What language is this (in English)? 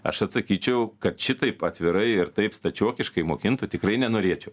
Lithuanian